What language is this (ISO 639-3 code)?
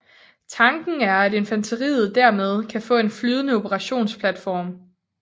dan